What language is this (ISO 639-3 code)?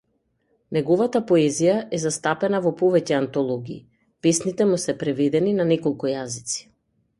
mkd